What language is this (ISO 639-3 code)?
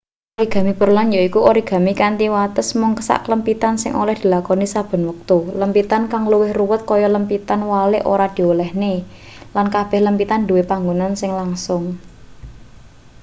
jav